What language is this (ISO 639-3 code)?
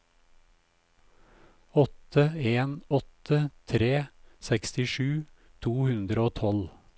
nor